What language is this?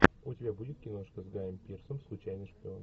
Russian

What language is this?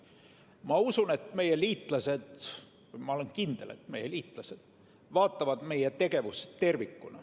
Estonian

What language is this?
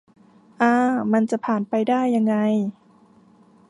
Thai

